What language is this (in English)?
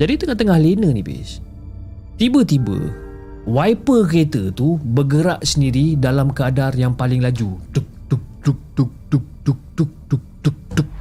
Malay